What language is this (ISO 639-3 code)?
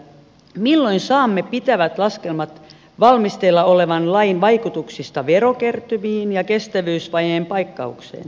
fin